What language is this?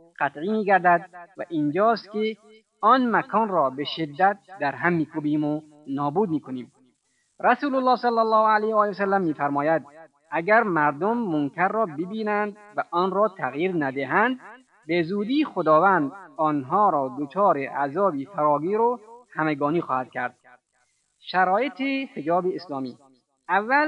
Persian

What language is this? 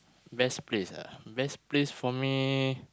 English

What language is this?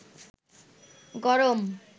Bangla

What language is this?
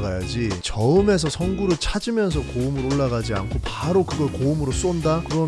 Korean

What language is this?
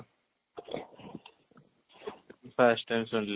Odia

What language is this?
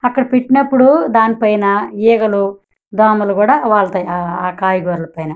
Telugu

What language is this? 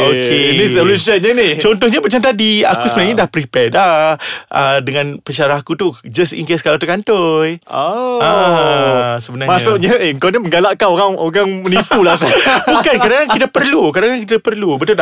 Malay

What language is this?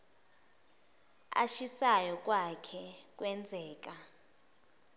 Zulu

